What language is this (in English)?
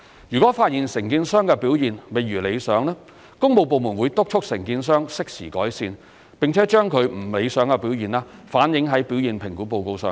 Cantonese